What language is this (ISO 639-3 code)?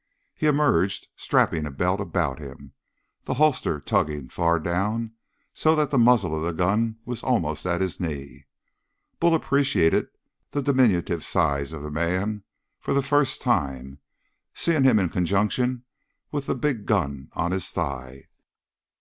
eng